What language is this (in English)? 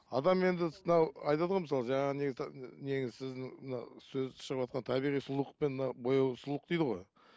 Kazakh